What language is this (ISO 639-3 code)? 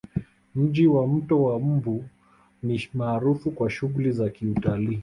swa